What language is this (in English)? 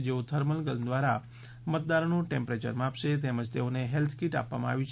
Gujarati